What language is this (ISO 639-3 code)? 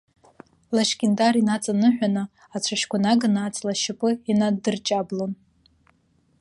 abk